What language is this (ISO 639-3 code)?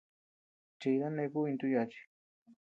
cux